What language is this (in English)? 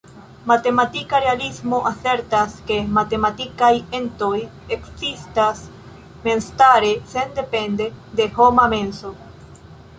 Esperanto